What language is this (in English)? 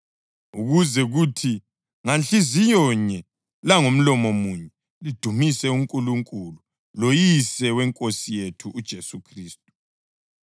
North Ndebele